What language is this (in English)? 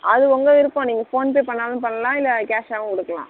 Tamil